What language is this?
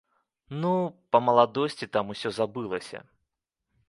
Belarusian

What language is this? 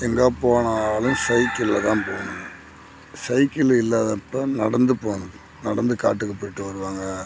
Tamil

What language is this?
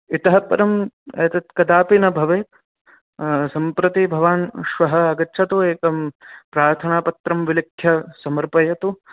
Sanskrit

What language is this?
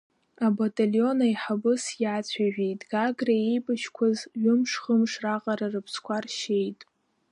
Abkhazian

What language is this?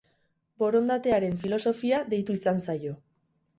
Basque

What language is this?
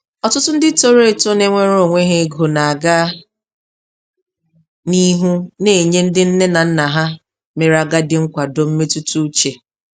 Igbo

